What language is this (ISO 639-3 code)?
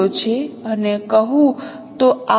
guj